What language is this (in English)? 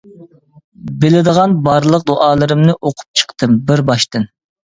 Uyghur